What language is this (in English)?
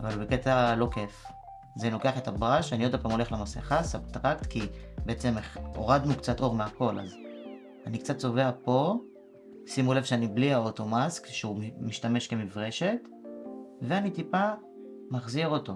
Hebrew